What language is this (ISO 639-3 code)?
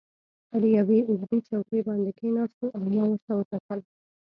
pus